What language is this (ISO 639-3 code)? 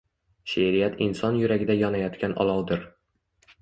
uzb